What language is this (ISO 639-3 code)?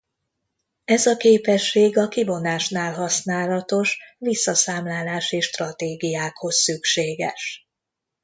hun